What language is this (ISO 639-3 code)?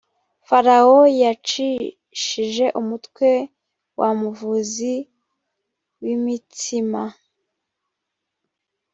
kin